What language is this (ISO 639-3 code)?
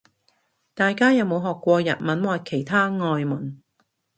yue